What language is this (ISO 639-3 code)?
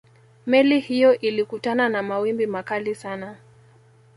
swa